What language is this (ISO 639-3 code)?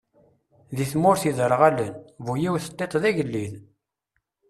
kab